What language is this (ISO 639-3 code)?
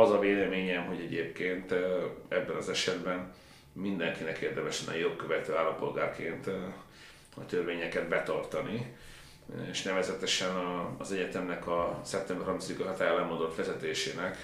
hun